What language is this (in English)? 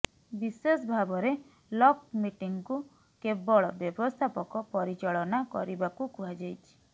Odia